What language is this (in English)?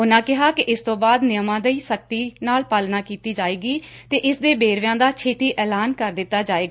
Punjabi